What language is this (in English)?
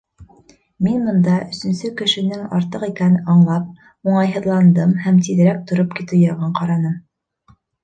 Bashkir